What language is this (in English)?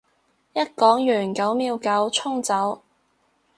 Cantonese